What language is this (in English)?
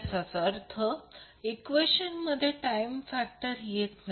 Marathi